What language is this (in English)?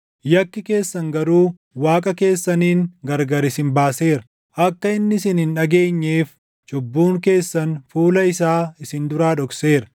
Oromo